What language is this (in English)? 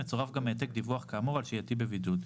Hebrew